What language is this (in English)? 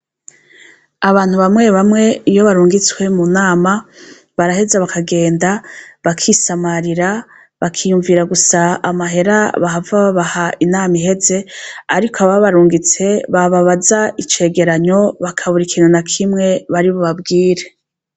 Rundi